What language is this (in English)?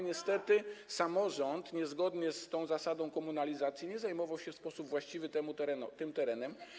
Polish